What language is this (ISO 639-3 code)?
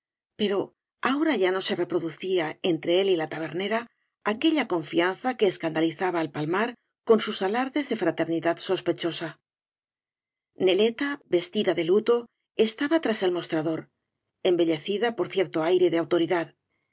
spa